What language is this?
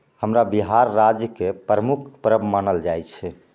Maithili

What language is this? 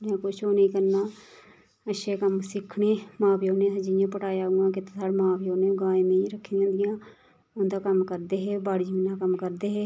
Dogri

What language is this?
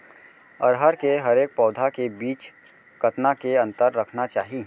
Chhattisgarhi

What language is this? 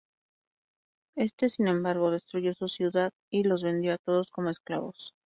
Spanish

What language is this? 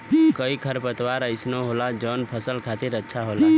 Bhojpuri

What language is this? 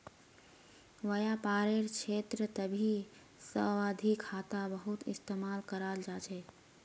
Magahi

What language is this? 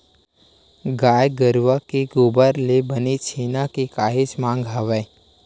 Chhattisgarhi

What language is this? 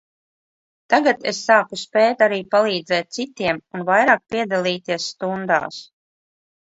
Latvian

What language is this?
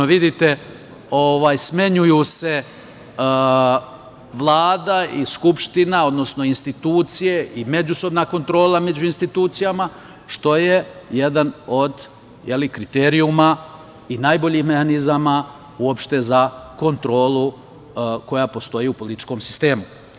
Serbian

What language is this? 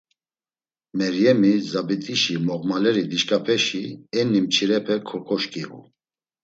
Laz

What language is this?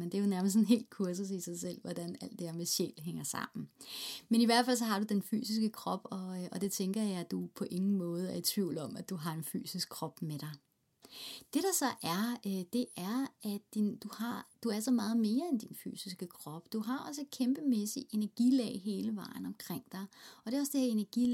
Danish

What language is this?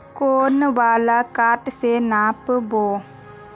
Magahi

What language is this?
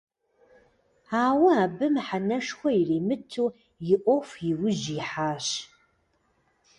Kabardian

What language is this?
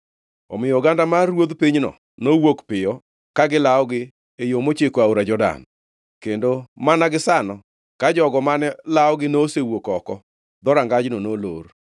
Luo (Kenya and Tanzania)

